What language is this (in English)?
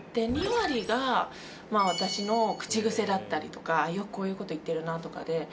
Japanese